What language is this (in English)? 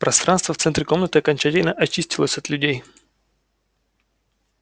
Russian